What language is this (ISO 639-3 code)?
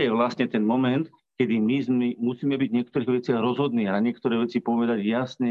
slk